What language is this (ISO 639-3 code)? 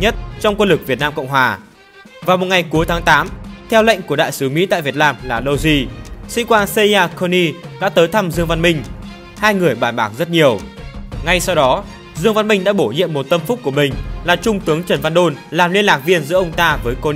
vie